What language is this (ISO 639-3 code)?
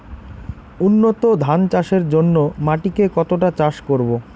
ben